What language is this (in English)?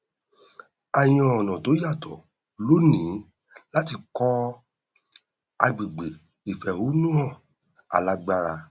Yoruba